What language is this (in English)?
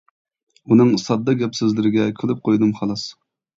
Uyghur